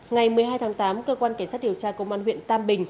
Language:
Vietnamese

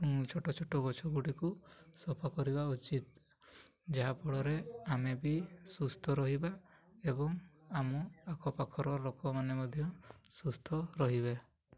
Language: Odia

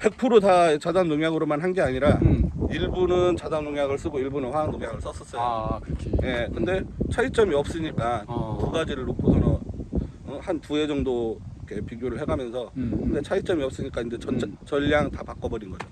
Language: Korean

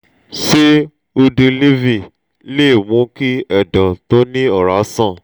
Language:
Yoruba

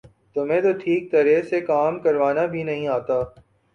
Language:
Urdu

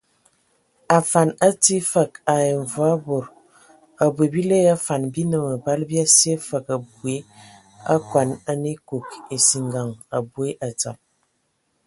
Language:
Ewondo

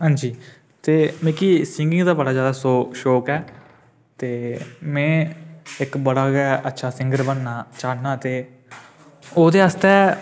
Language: Dogri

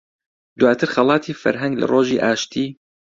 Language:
Central Kurdish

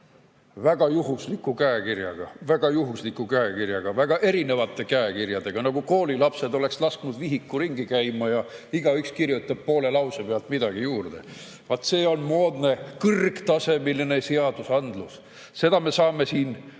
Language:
Estonian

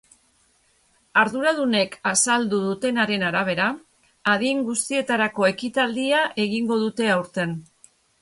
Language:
Basque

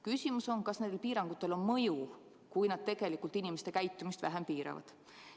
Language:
Estonian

